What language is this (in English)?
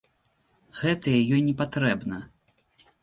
Belarusian